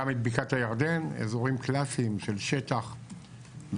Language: Hebrew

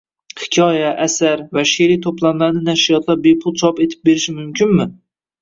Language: Uzbek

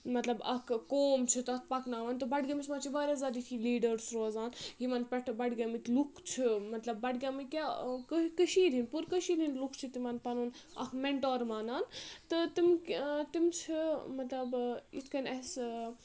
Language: Kashmiri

